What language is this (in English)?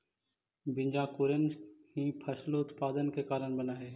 Magahi